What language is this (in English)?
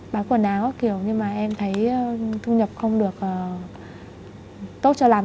Vietnamese